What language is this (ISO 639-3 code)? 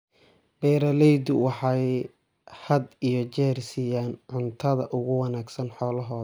som